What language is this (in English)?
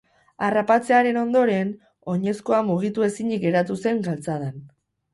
Basque